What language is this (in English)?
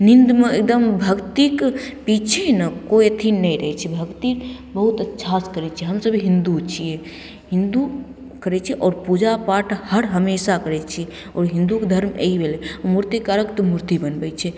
Maithili